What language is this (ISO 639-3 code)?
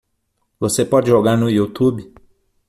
por